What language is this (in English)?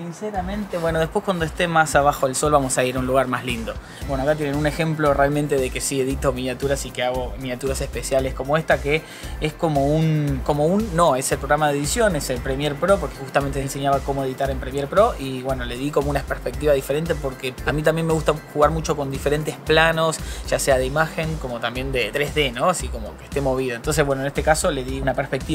Spanish